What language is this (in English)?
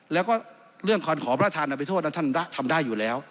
Thai